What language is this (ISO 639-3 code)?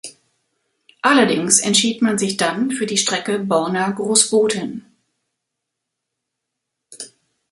deu